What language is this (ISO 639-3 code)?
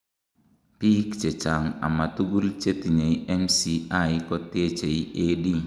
kln